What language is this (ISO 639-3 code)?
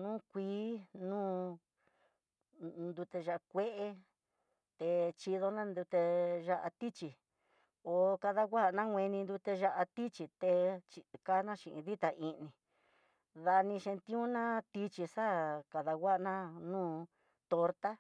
mtx